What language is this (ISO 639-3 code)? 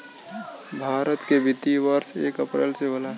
bho